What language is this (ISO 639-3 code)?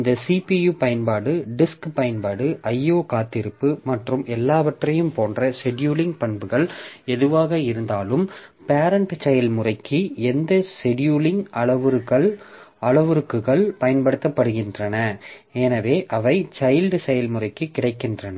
tam